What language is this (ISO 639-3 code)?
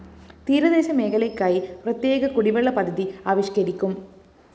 mal